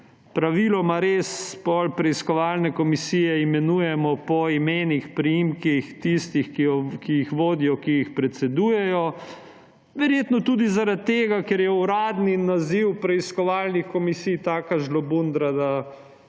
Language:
Slovenian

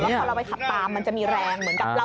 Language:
Thai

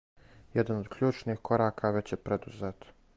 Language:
Serbian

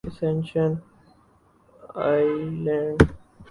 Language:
Urdu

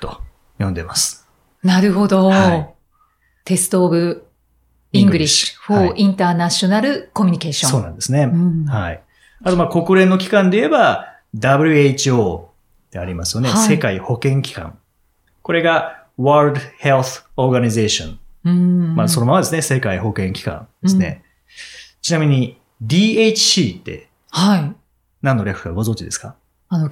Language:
Japanese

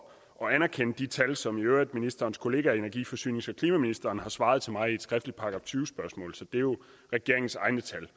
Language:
Danish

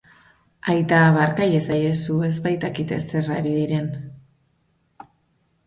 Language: Basque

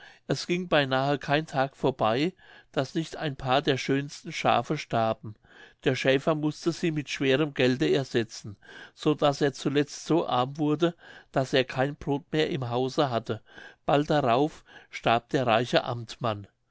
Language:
German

